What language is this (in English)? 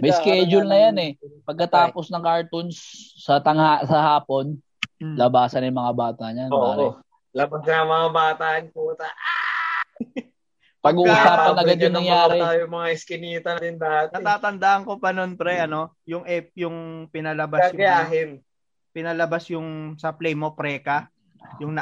Filipino